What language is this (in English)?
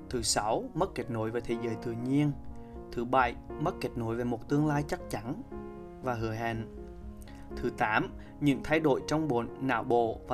Vietnamese